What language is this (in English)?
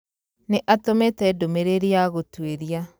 Kikuyu